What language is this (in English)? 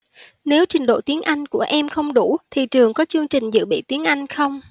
Vietnamese